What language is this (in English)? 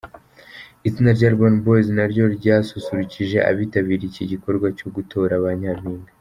Kinyarwanda